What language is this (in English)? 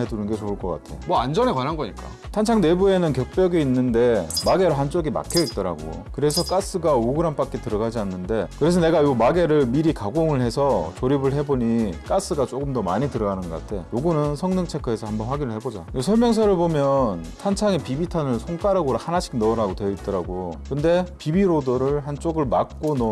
Korean